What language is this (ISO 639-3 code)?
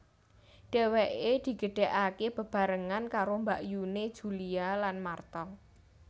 jav